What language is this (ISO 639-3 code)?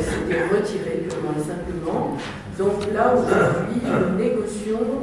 fra